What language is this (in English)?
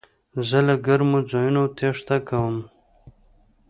Pashto